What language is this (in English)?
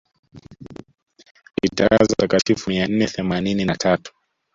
Swahili